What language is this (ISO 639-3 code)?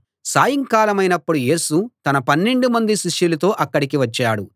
tel